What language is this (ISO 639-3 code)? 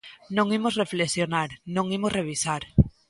glg